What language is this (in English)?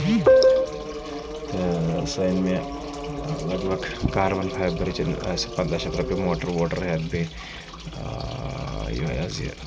Kashmiri